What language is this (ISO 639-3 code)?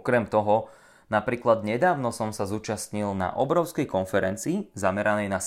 slk